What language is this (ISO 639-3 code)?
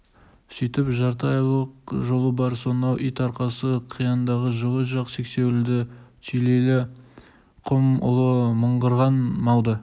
kaz